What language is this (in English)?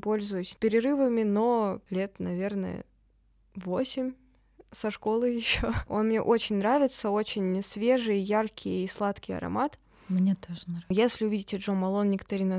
Russian